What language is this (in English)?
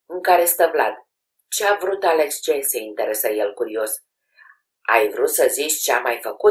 Romanian